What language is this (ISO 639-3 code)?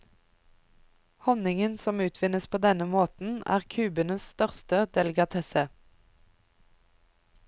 nor